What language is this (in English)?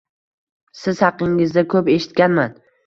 Uzbek